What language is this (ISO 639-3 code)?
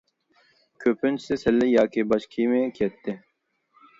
uig